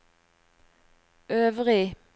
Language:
Norwegian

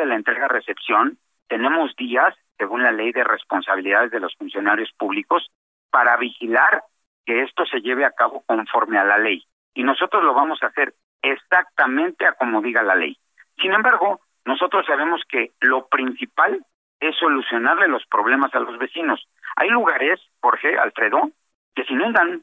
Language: Spanish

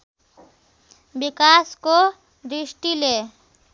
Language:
Nepali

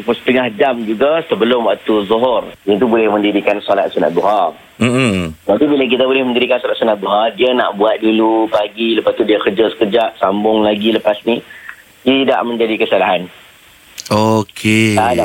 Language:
Malay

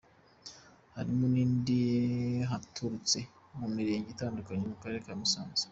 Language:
Kinyarwanda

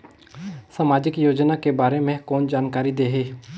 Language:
Chhattisgarhi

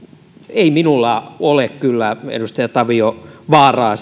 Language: Finnish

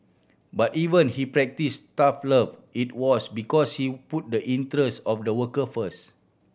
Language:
English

